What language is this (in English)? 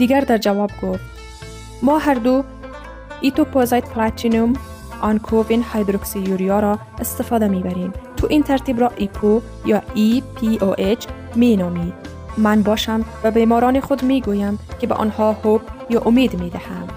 Persian